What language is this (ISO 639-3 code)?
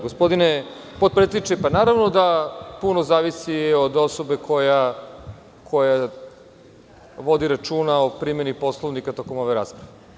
srp